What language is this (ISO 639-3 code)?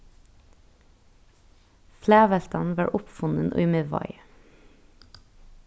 fao